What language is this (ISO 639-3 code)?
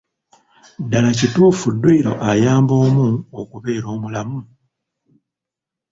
lug